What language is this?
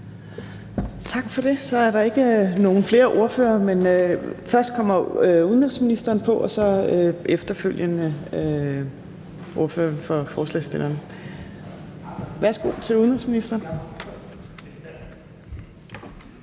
Danish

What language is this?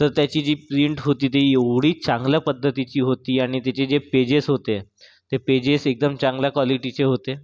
Marathi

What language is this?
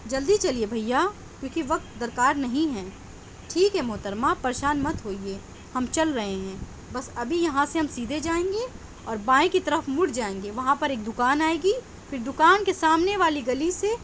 Urdu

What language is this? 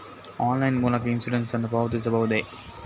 Kannada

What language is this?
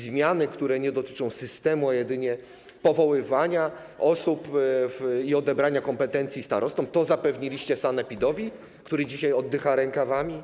Polish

